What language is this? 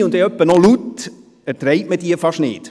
Swiss German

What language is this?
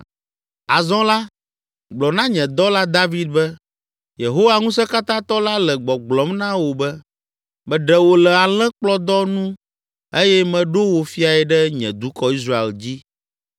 Ewe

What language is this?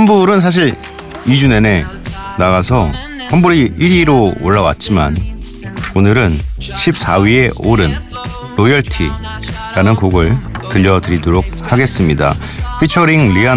Korean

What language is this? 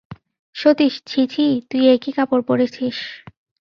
Bangla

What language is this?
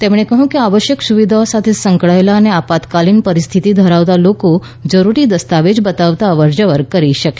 Gujarati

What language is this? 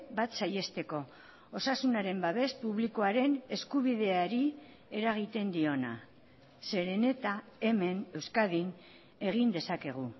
Basque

